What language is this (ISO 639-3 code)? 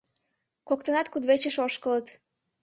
chm